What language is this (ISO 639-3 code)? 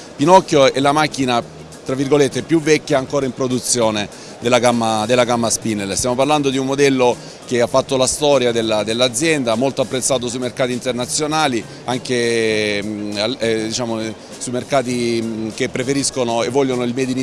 ita